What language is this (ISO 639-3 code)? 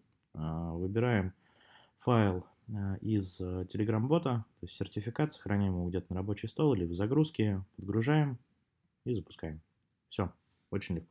rus